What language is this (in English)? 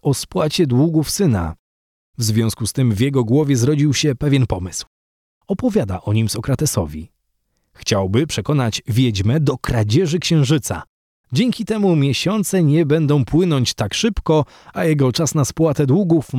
Polish